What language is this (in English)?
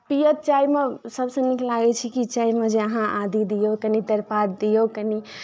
Maithili